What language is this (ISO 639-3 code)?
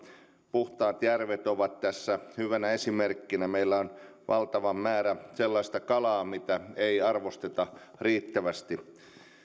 fin